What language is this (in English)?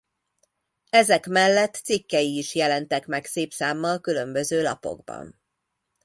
Hungarian